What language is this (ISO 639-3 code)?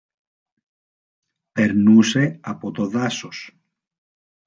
ell